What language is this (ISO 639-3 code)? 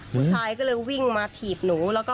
tha